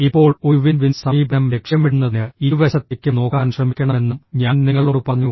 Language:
Malayalam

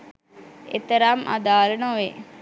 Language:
Sinhala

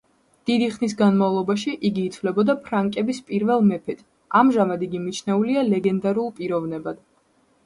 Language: Georgian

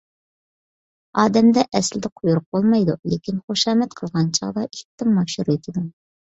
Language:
Uyghur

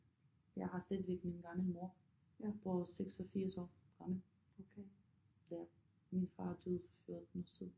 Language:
Danish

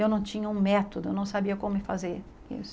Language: Portuguese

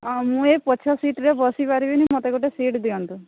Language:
Odia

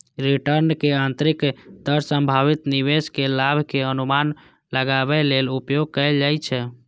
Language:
Maithili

